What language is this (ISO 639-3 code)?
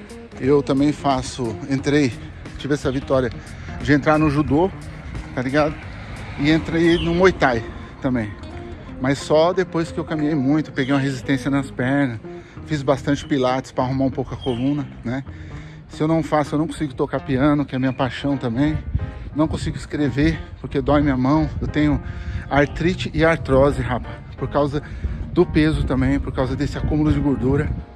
por